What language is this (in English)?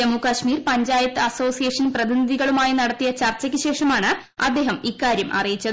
Malayalam